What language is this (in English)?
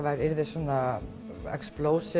Icelandic